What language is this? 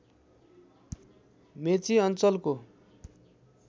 Nepali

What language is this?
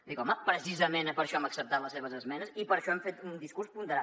Catalan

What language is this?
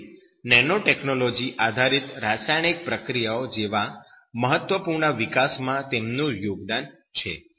Gujarati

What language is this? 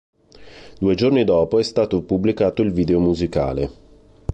Italian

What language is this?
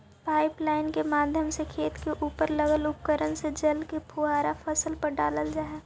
Magahi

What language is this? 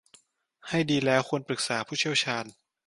Thai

